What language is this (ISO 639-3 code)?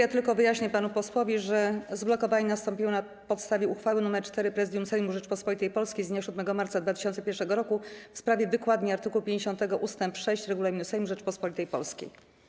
pol